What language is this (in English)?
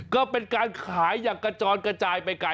Thai